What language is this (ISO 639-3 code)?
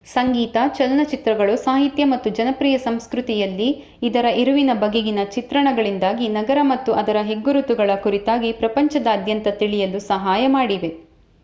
kan